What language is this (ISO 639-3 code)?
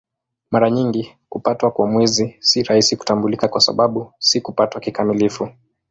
swa